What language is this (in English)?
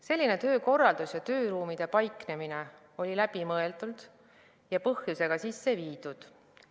Estonian